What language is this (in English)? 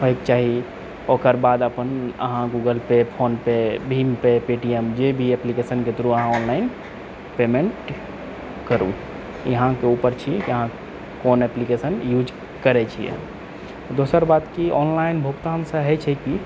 Maithili